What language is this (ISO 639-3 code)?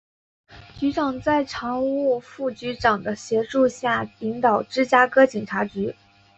zho